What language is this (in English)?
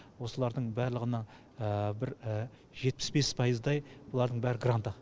Kazakh